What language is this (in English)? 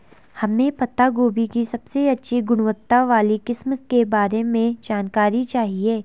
Hindi